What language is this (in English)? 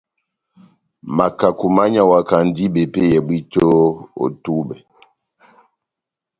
Batanga